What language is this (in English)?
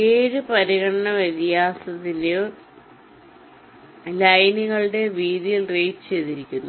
Malayalam